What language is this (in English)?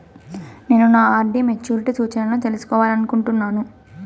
Telugu